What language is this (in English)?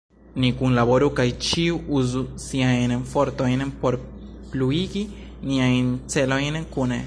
Esperanto